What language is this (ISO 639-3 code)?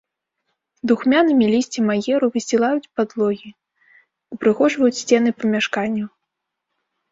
bel